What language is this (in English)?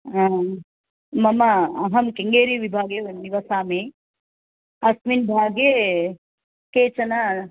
Sanskrit